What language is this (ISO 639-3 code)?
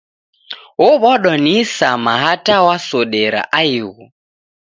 dav